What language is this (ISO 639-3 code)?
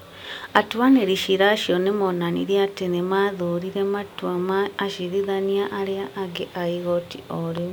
kik